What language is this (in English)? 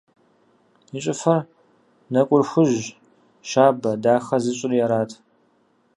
Kabardian